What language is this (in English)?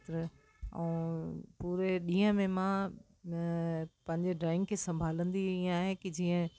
Sindhi